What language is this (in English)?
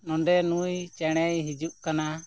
Santali